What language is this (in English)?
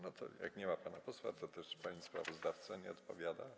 Polish